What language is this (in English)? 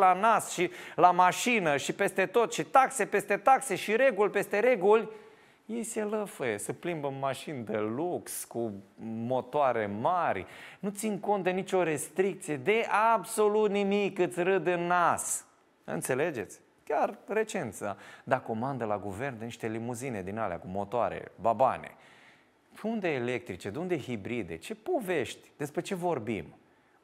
Romanian